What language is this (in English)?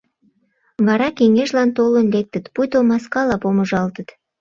Mari